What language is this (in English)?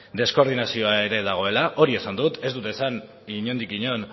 Basque